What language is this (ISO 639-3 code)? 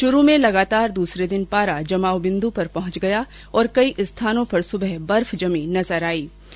hin